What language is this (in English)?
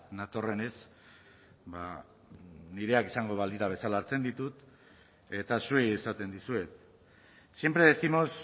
Basque